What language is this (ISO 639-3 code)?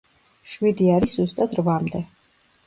kat